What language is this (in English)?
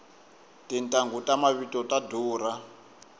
Tsonga